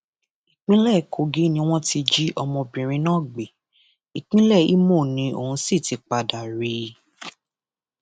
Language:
Yoruba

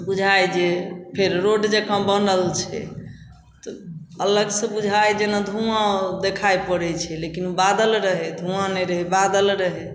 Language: Maithili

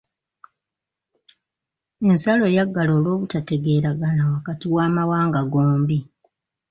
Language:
Ganda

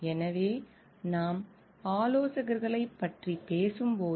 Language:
Tamil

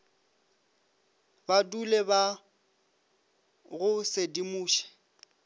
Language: Northern Sotho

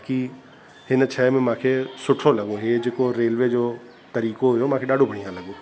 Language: Sindhi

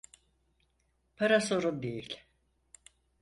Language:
Turkish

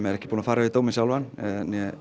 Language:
Icelandic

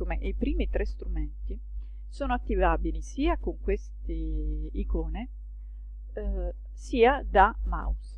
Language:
Italian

